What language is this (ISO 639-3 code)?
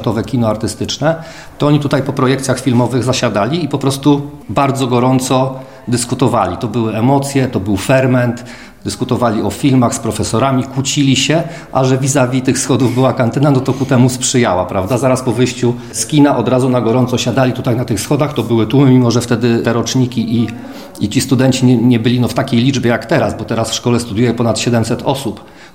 pol